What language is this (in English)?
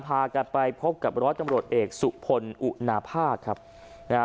Thai